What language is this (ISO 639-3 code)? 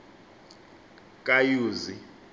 xho